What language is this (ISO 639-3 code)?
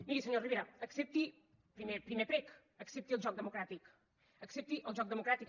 cat